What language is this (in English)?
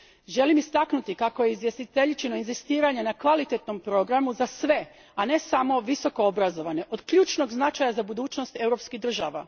Croatian